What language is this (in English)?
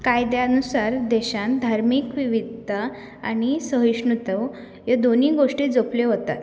Konkani